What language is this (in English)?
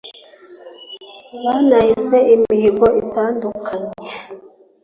Kinyarwanda